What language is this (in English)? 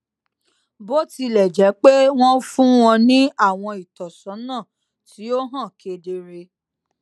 Yoruba